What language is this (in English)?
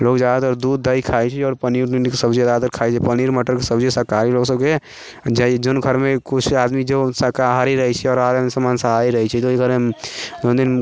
Maithili